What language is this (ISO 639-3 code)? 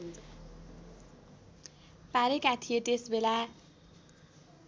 nep